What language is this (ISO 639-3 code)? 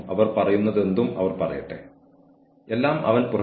mal